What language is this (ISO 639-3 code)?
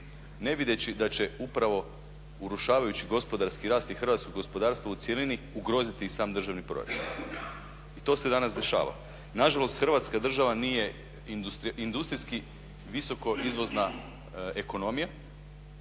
hrv